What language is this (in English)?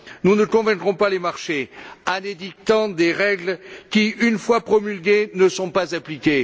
French